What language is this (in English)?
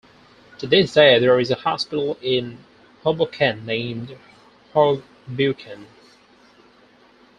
English